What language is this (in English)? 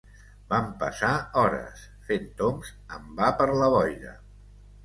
Catalan